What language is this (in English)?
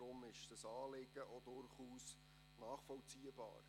Swiss German